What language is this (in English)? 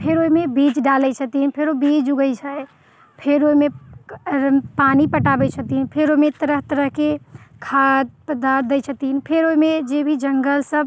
Maithili